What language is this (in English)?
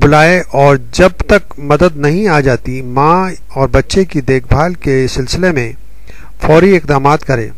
Hindi